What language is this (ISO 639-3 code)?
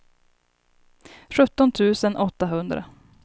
swe